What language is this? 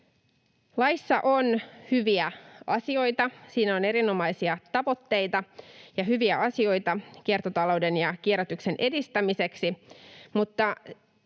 Finnish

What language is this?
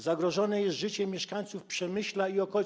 Polish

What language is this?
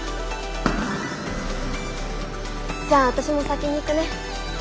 Japanese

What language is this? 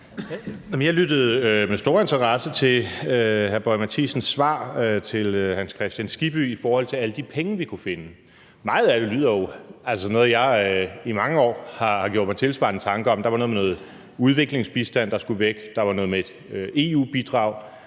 Danish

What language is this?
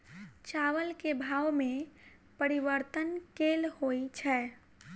Maithili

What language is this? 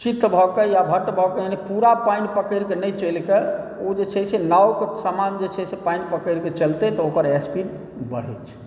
Maithili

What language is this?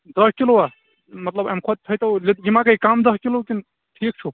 Kashmiri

